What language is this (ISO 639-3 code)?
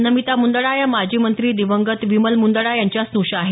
mar